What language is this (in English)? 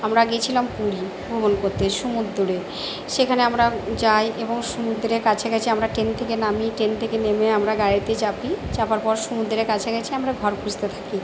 Bangla